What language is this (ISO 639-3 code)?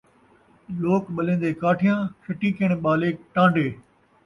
skr